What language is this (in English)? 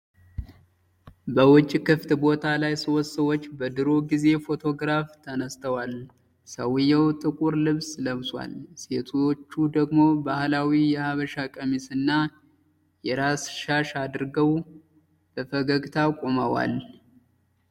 Amharic